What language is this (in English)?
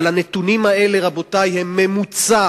Hebrew